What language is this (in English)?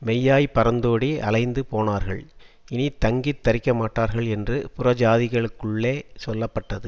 Tamil